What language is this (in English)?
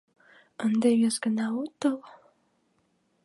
Mari